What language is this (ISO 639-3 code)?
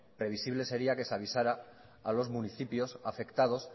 spa